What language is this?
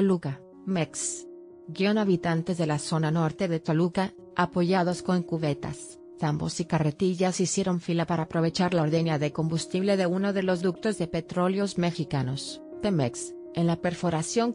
Spanish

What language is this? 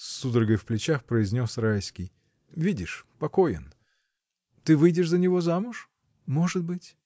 Russian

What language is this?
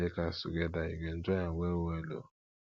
Nigerian Pidgin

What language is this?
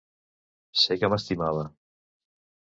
Catalan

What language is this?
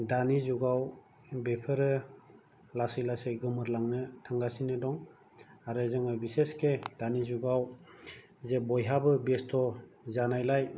Bodo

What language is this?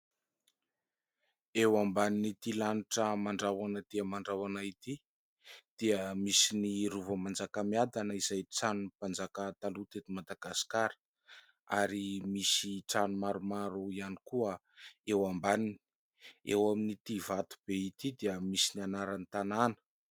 Malagasy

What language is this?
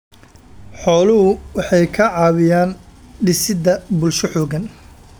Somali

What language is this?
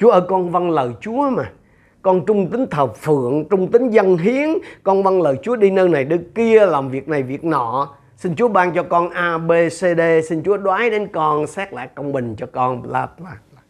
Vietnamese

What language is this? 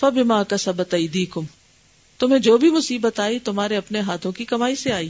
Urdu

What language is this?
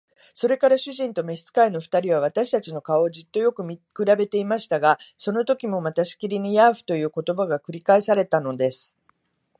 Japanese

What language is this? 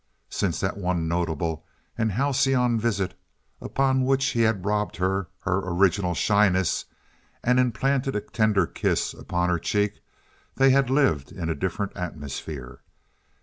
English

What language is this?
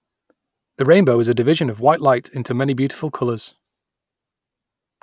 English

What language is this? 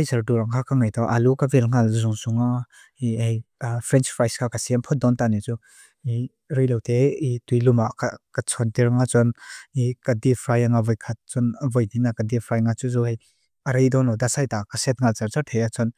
Mizo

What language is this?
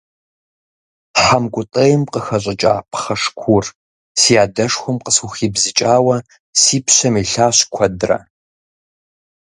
Kabardian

